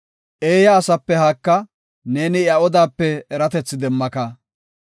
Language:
Gofa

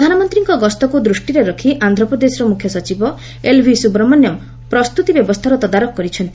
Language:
Odia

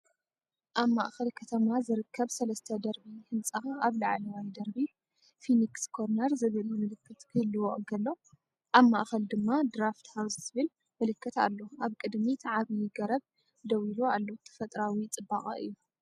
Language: Tigrinya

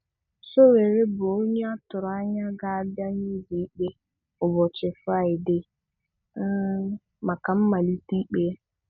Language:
Igbo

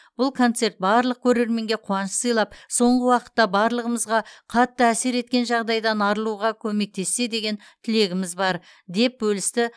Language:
Kazakh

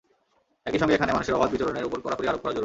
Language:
Bangla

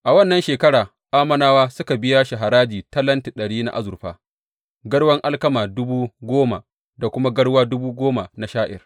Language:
Hausa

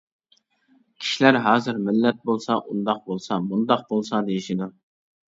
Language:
Uyghur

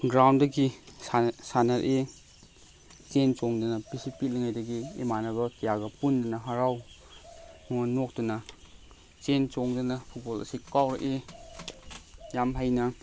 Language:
Manipuri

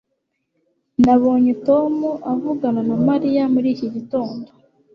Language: Kinyarwanda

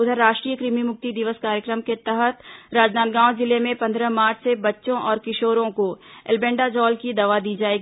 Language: Hindi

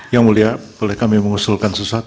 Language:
Indonesian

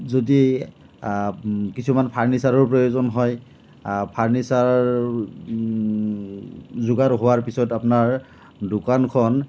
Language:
Assamese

